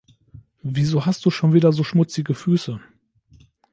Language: German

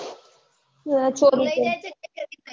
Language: Gujarati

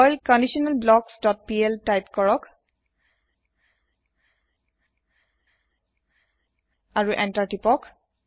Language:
Assamese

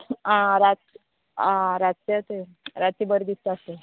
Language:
Konkani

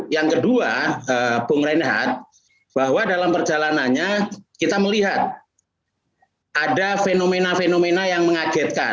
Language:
Indonesian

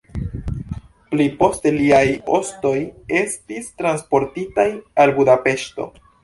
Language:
Esperanto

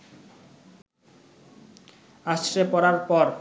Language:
Bangla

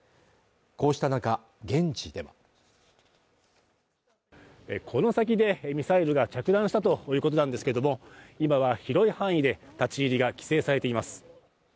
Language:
Japanese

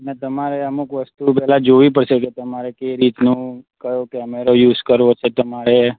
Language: Gujarati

